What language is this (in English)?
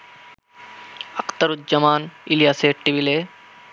Bangla